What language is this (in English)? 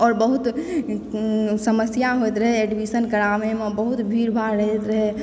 Maithili